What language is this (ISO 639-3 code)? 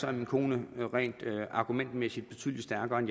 dan